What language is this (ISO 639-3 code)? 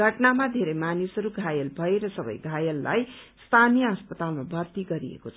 nep